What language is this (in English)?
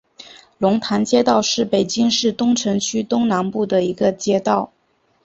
Chinese